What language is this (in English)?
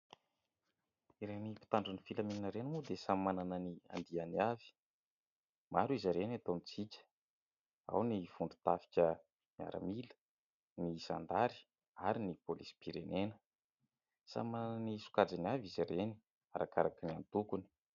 Malagasy